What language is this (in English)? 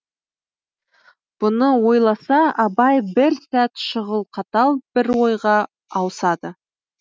Kazakh